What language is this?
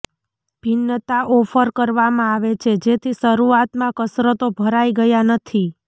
Gujarati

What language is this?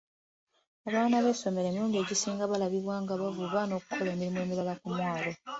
Ganda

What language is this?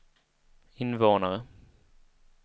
Swedish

